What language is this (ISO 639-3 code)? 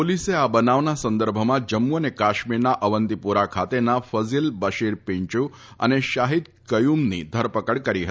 guj